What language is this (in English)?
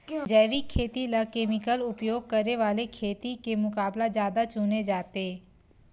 Chhattisgarhi